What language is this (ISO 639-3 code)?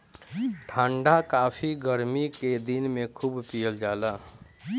bho